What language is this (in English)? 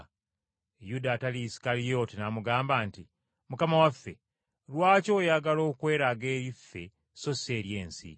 Ganda